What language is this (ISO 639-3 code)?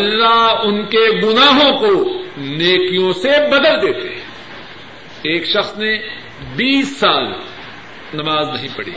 urd